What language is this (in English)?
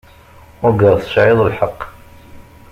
Kabyle